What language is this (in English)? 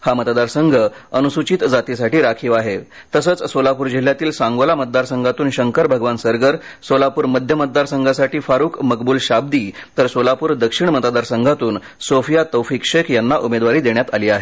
Marathi